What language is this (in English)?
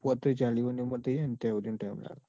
Gujarati